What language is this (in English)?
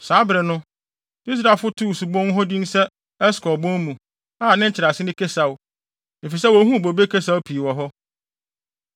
Akan